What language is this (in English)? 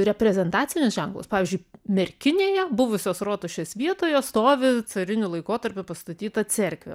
Lithuanian